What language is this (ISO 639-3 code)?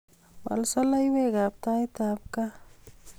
kln